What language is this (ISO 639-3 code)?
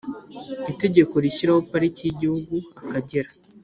kin